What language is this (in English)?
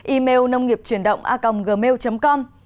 Vietnamese